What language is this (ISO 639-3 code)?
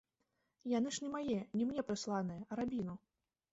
bel